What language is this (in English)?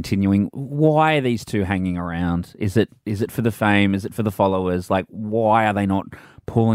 English